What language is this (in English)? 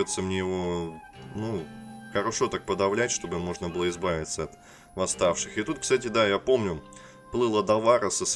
Russian